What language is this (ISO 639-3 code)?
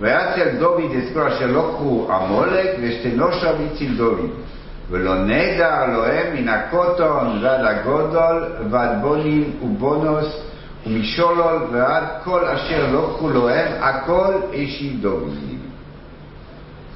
heb